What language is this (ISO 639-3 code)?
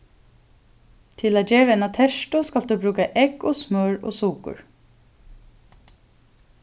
fao